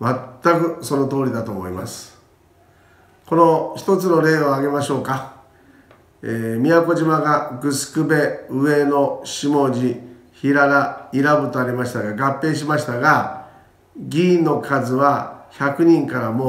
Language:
Japanese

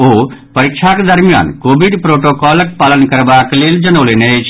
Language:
Maithili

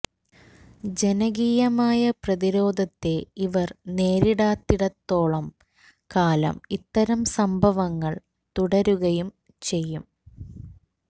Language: Malayalam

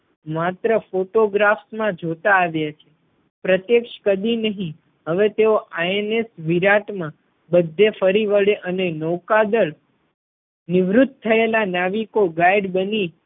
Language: Gujarati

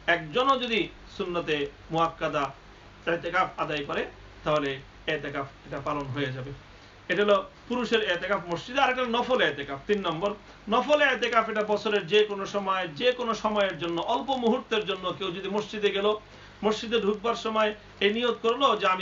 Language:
Turkish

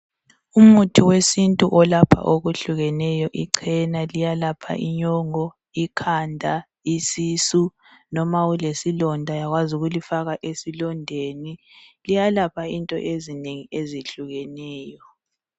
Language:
North Ndebele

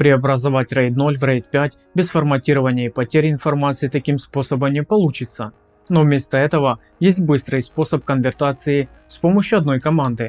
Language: Russian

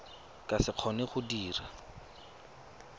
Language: Tswana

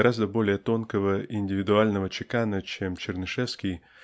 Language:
Russian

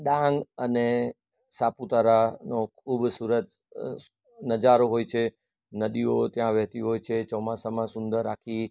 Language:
Gujarati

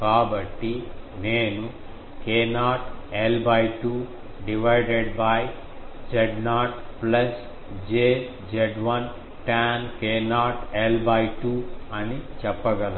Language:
Telugu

